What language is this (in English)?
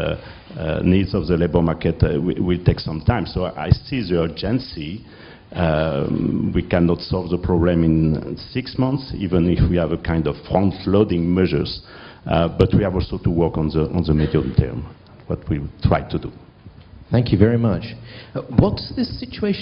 English